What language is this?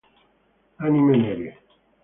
Italian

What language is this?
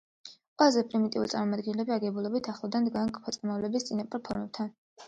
Georgian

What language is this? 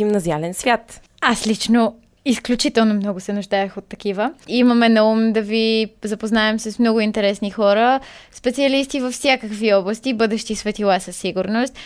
Bulgarian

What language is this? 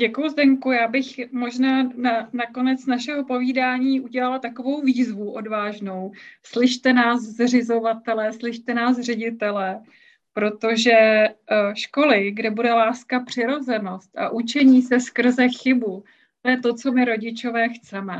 Czech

